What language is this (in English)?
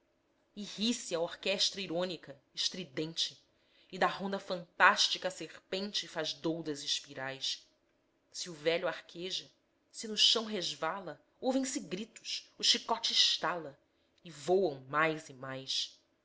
Portuguese